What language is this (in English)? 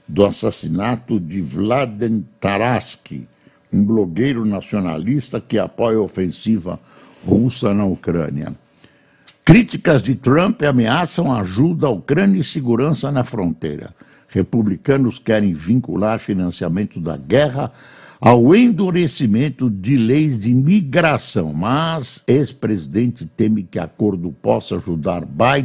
Portuguese